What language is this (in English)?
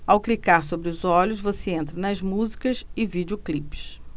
Portuguese